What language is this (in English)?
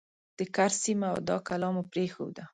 Pashto